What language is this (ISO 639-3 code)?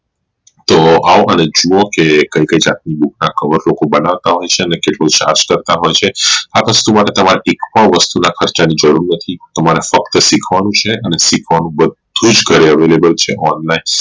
guj